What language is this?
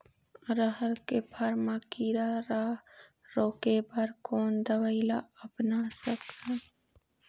Chhattisgarhi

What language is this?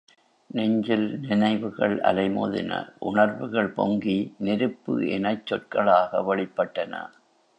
Tamil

